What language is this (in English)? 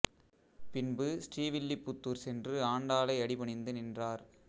Tamil